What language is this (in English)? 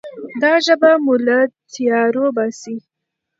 Pashto